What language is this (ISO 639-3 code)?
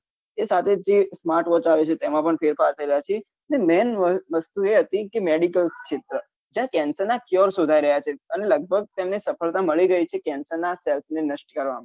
guj